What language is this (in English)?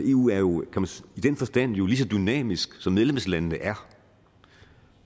Danish